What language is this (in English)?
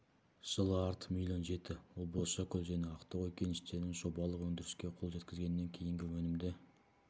Kazakh